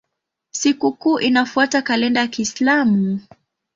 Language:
Swahili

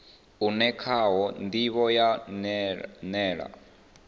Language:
Venda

